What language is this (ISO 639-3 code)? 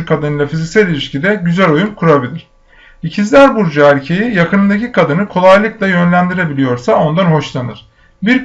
tur